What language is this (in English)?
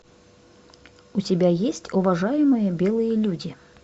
Russian